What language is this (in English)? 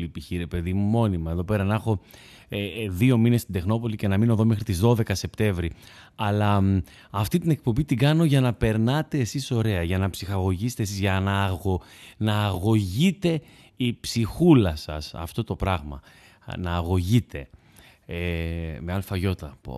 Greek